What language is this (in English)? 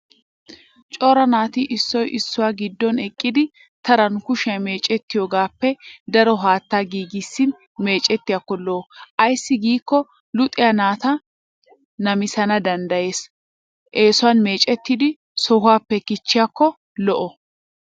Wolaytta